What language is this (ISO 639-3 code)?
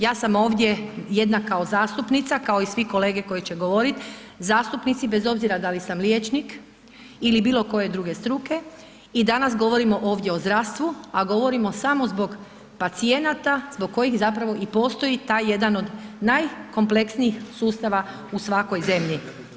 hrv